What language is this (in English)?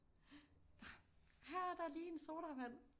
Danish